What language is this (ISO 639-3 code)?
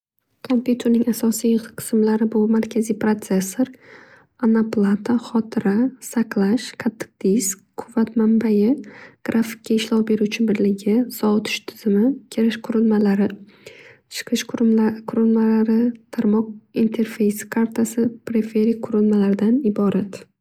uzb